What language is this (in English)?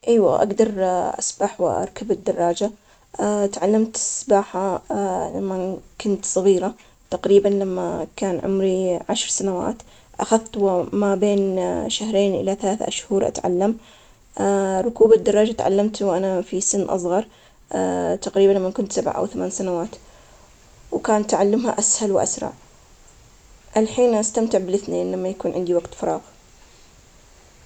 Omani Arabic